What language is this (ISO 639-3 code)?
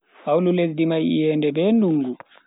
fui